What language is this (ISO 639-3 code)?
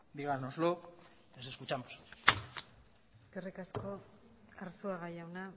eus